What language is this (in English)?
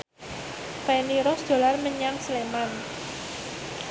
Javanese